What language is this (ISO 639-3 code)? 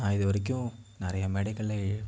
tam